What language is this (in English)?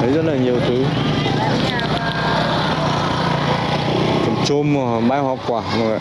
Vietnamese